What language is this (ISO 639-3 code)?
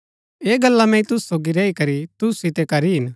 gbk